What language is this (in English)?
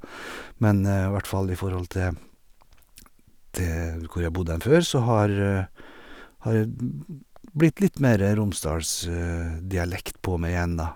Norwegian